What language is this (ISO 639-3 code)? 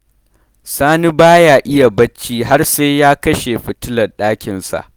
hau